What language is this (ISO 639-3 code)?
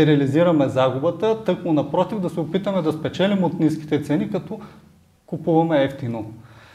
bul